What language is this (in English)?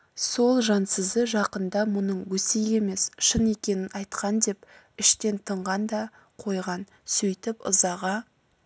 Kazakh